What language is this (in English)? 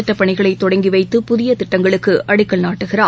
Tamil